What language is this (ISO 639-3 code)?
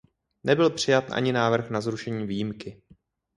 ces